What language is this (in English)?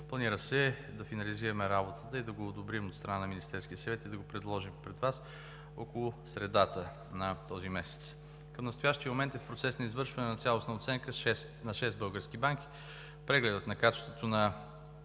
Bulgarian